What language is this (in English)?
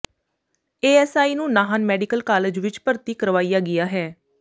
Punjabi